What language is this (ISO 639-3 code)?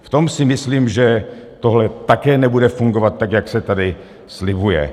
ces